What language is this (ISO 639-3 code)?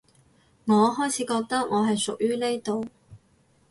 yue